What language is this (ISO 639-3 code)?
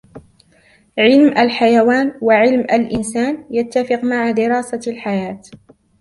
ara